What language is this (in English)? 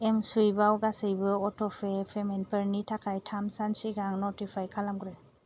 Bodo